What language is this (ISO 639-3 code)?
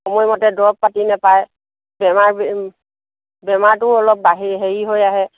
asm